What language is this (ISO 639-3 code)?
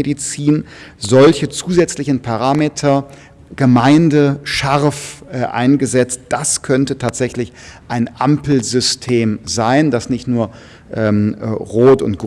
deu